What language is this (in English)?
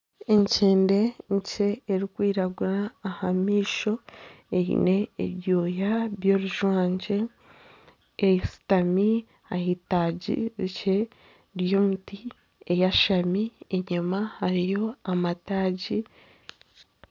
Nyankole